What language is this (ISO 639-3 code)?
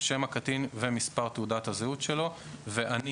heb